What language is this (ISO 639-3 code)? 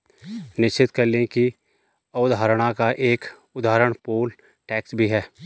hin